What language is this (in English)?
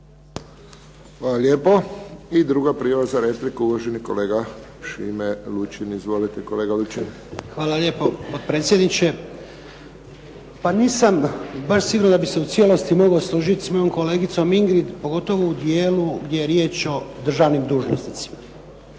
Croatian